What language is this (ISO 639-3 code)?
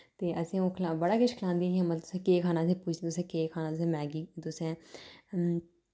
doi